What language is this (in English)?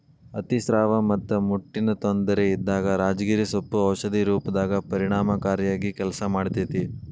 Kannada